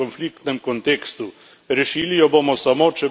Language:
Slovenian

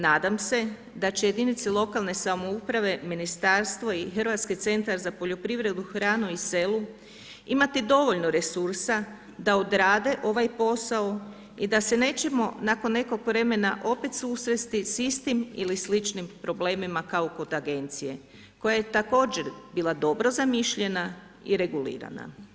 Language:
Croatian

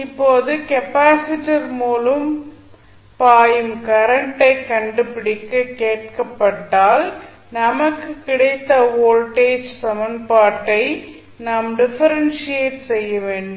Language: Tamil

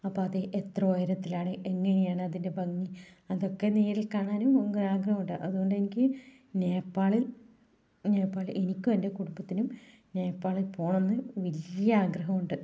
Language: Malayalam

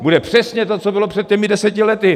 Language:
Czech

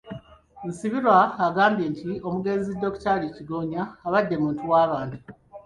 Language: Ganda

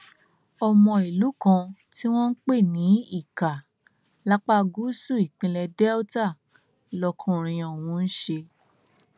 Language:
Yoruba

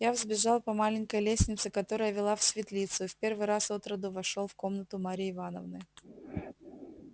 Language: Russian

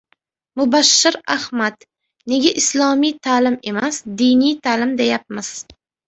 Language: Uzbek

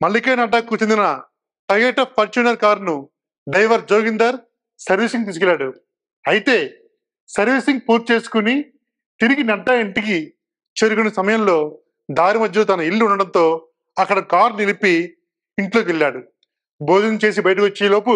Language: Telugu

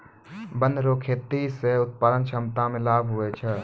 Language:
Maithili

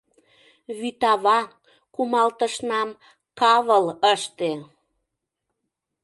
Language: Mari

